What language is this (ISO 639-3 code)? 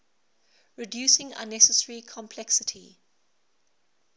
eng